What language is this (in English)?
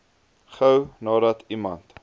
Afrikaans